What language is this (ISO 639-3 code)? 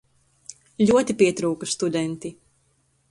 lav